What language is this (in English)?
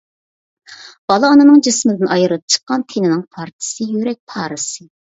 Uyghur